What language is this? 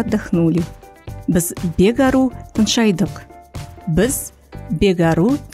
Russian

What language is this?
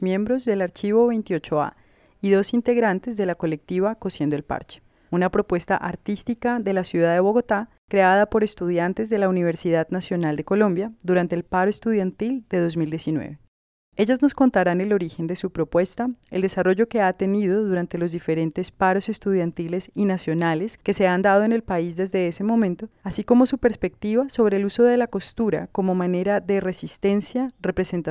Spanish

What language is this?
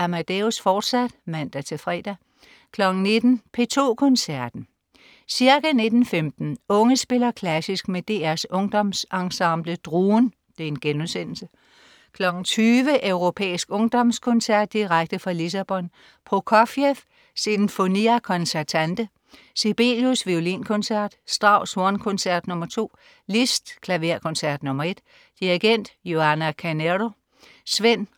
Danish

